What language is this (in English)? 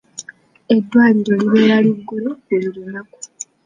Ganda